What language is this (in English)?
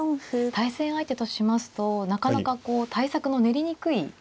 Japanese